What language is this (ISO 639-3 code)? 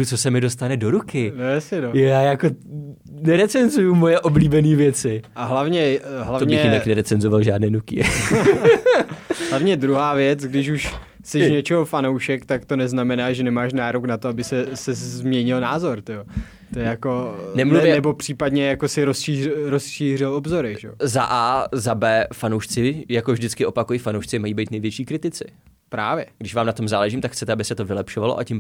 ces